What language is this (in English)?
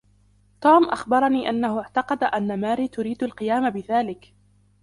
Arabic